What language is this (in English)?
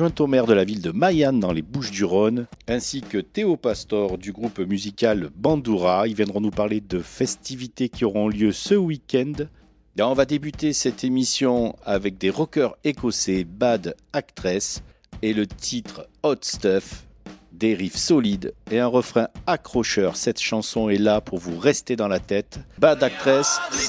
French